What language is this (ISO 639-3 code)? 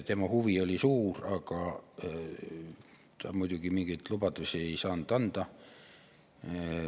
est